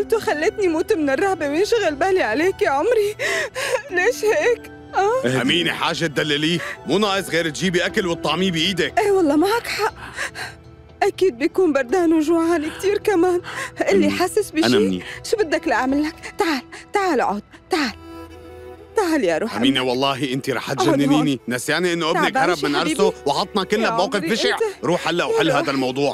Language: Arabic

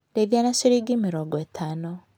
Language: Kikuyu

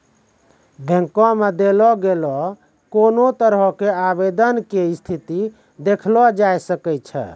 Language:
Maithili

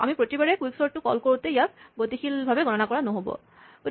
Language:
Assamese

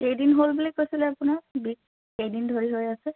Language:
Assamese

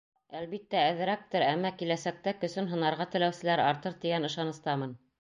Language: Bashkir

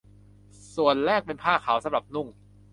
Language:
Thai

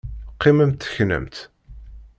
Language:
Kabyle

